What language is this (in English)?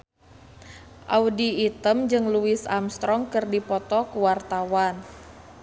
Sundanese